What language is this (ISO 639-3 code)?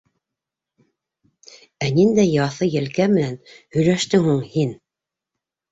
bak